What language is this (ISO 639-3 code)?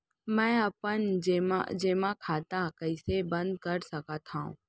hne